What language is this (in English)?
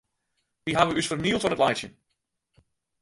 Western Frisian